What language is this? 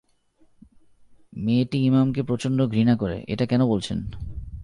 Bangla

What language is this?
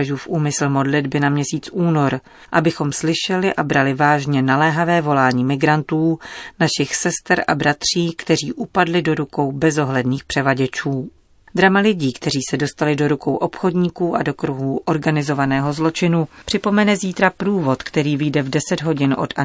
Czech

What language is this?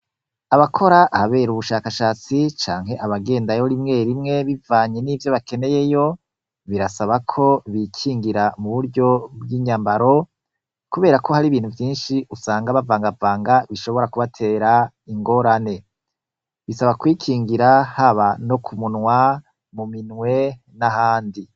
Rundi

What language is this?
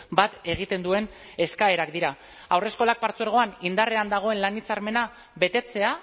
Basque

